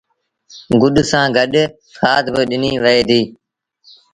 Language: Sindhi Bhil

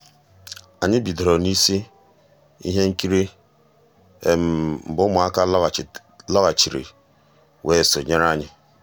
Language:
Igbo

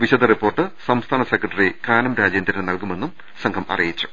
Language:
Malayalam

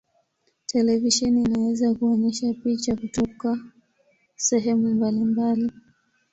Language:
Swahili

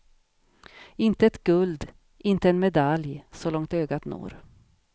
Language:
Swedish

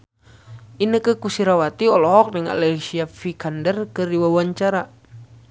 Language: Sundanese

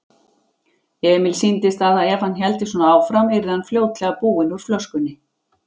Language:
Icelandic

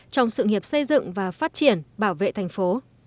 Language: Vietnamese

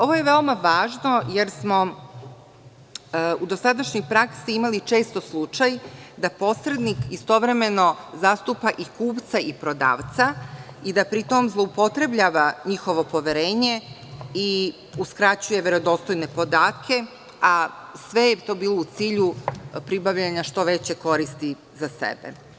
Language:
Serbian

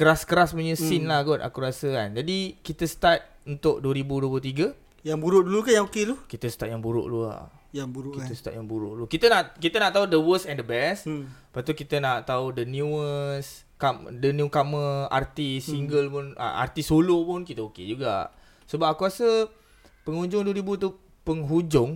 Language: Malay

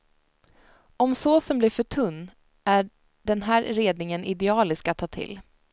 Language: Swedish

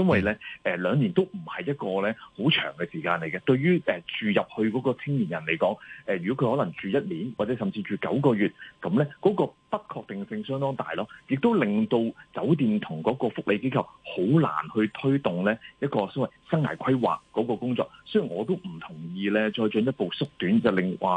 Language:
Chinese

